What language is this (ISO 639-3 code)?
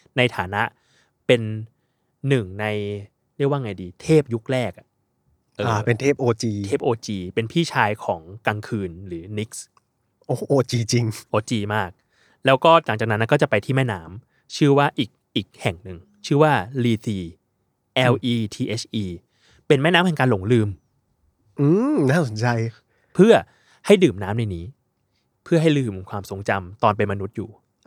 tha